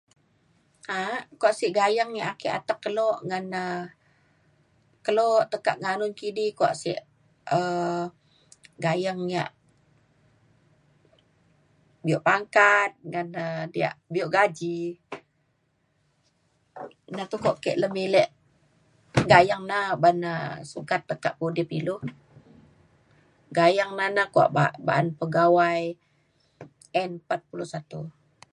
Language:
Mainstream Kenyah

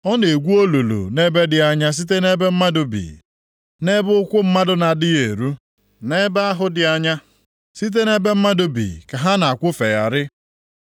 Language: Igbo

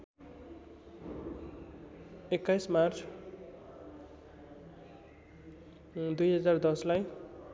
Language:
Nepali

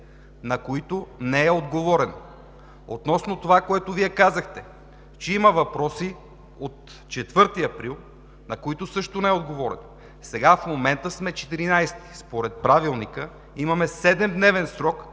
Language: Bulgarian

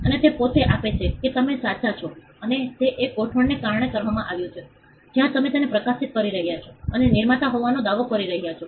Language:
Gujarati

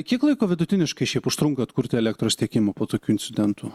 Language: Lithuanian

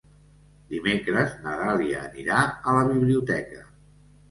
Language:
Catalan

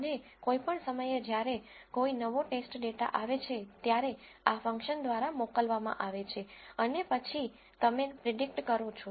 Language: Gujarati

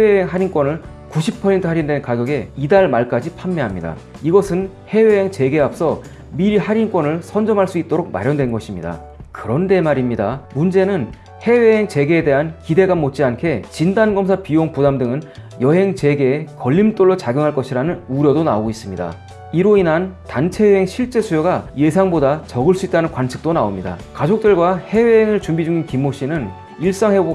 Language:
Korean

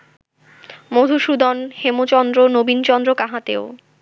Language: Bangla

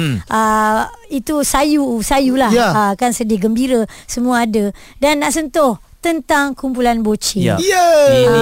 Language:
Malay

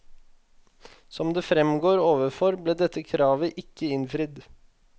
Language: Norwegian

